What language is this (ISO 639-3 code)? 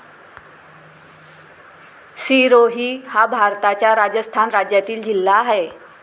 mar